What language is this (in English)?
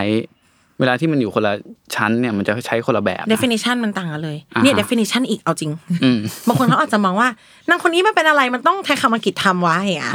Thai